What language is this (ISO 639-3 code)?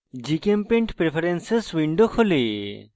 ben